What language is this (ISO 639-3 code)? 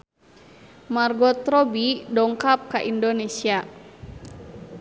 sun